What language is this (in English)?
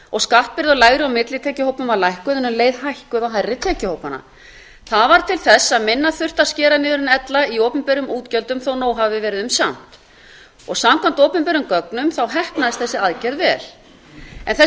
Icelandic